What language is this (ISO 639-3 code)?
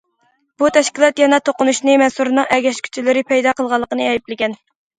uig